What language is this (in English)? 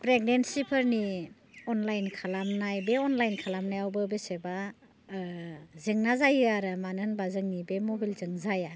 Bodo